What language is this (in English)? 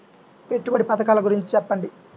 Telugu